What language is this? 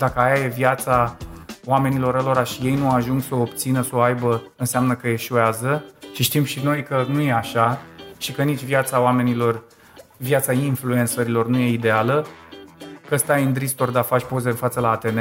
Romanian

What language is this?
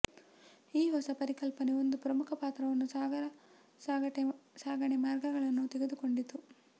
Kannada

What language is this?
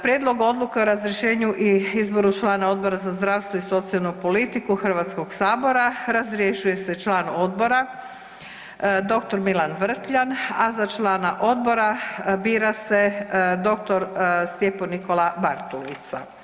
Croatian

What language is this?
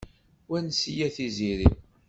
Kabyle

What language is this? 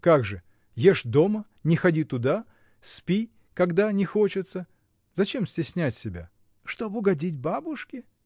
Russian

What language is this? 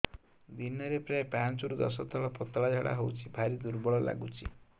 Odia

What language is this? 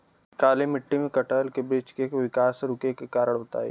Bhojpuri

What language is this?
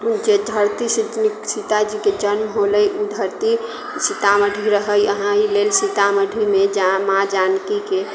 Maithili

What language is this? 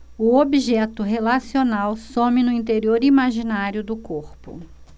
Portuguese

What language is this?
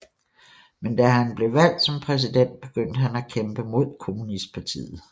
Danish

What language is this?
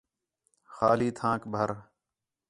Khetrani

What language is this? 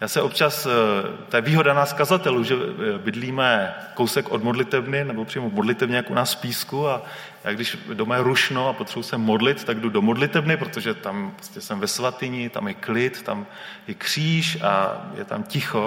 Czech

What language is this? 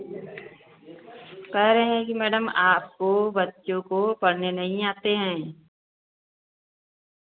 Hindi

